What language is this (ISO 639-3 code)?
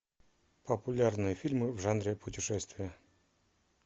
rus